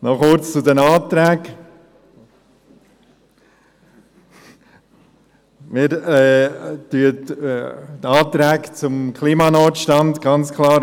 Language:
Swiss German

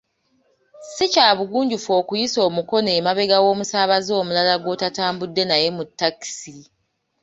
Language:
Ganda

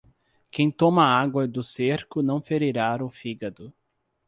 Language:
Portuguese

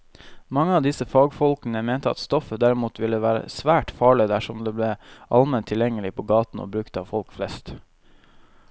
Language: Norwegian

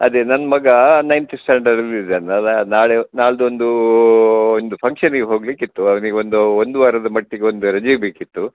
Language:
Kannada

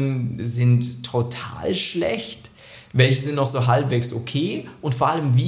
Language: German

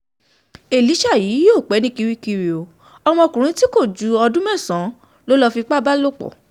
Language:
Yoruba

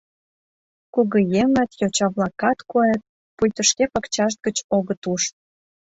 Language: Mari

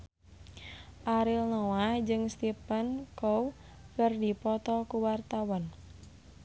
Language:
Sundanese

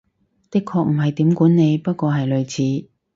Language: Cantonese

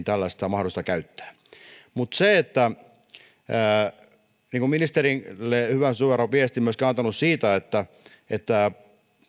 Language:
Finnish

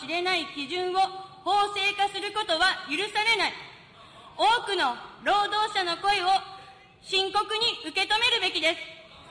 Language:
Japanese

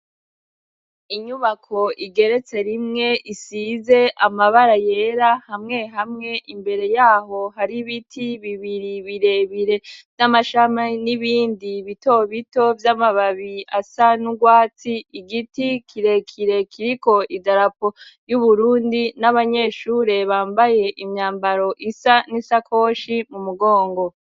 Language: Rundi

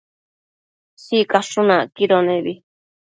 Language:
Matsés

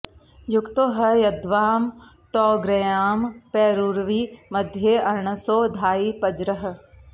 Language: Sanskrit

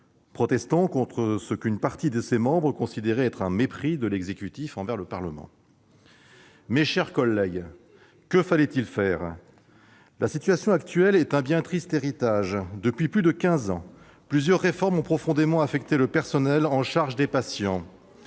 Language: French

